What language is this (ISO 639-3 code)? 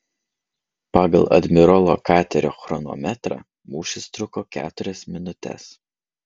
lit